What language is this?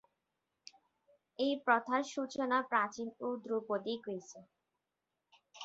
Bangla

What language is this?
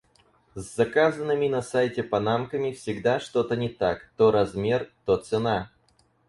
Russian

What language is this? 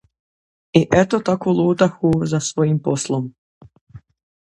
Croatian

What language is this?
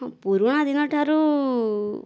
Odia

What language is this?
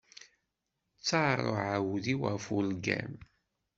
Kabyle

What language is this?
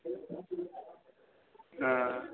Sindhi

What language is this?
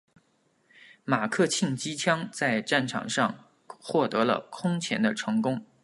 Chinese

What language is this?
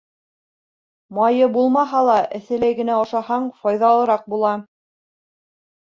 Bashkir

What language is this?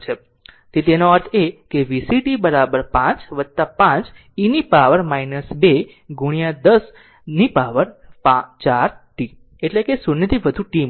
Gujarati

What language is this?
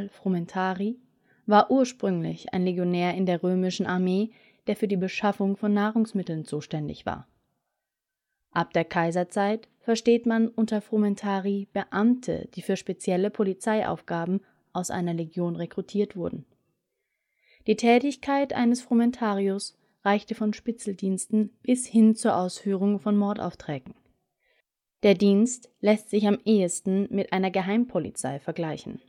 German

